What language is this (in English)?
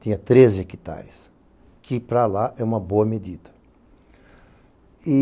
Portuguese